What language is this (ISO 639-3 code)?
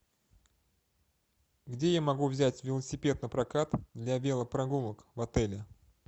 rus